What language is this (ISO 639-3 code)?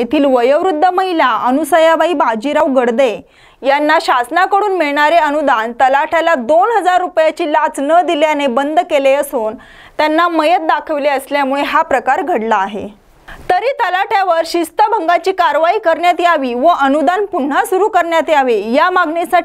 ron